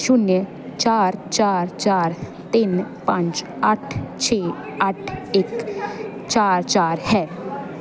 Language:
Punjabi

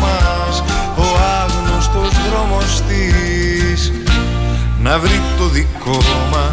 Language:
Greek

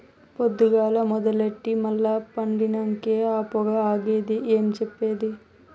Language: Telugu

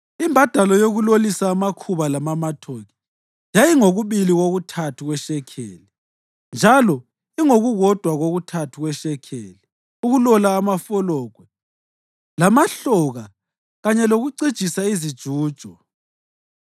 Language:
North Ndebele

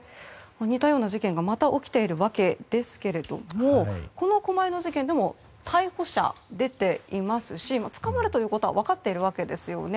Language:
Japanese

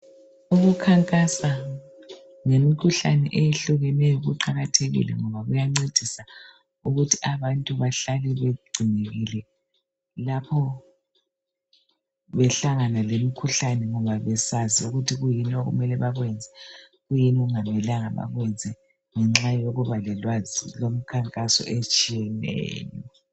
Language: North Ndebele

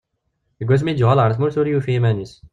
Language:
Kabyle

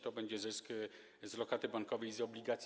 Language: Polish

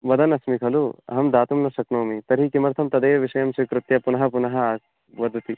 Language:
Sanskrit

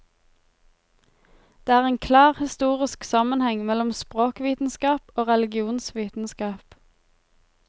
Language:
Norwegian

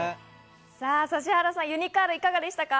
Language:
Japanese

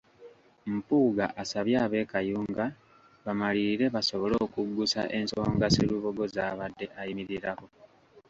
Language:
Ganda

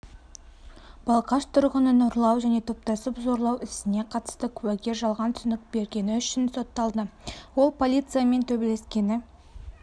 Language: Kazakh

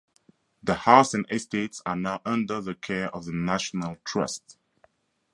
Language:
English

